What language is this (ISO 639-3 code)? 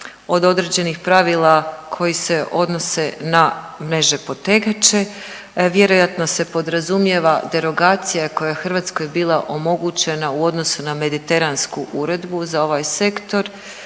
hrv